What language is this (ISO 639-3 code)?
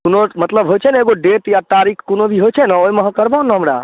mai